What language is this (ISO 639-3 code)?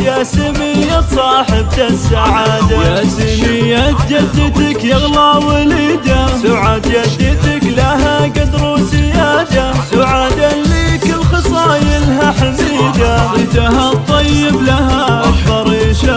ara